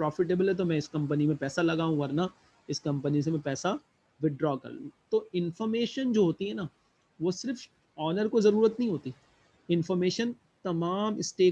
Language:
Hindi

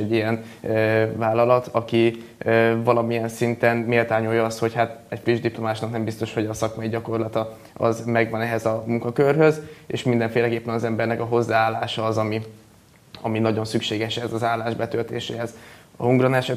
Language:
Hungarian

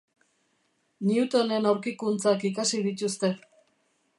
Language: Basque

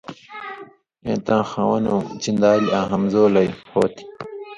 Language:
Indus Kohistani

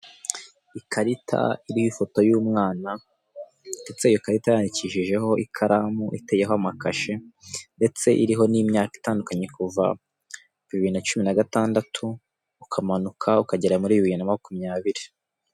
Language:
Kinyarwanda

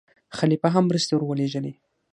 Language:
Pashto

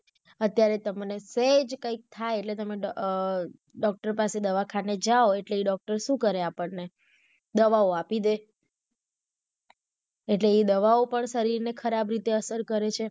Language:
Gujarati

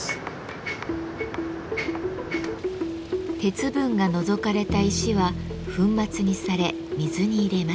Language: Japanese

